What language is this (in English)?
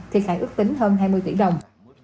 Vietnamese